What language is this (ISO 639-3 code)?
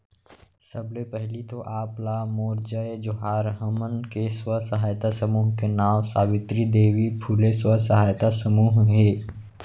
hne